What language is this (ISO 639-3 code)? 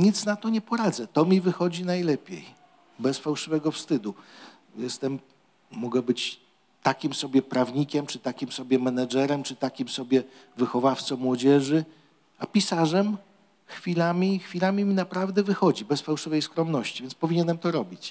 pol